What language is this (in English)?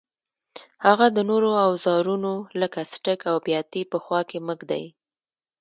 Pashto